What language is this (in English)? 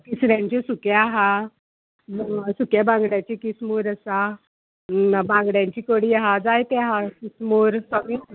Konkani